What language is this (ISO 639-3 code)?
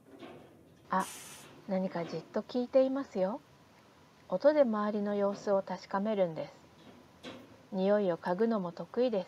jpn